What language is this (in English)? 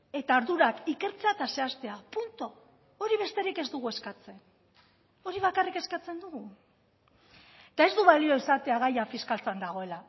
Basque